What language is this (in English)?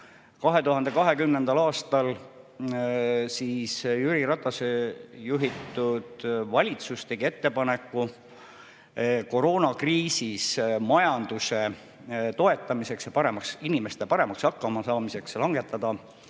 Estonian